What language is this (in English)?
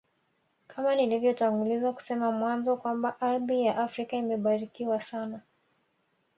Swahili